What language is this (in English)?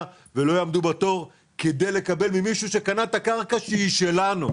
Hebrew